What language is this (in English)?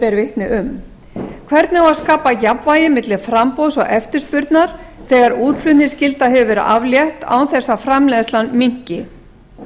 Icelandic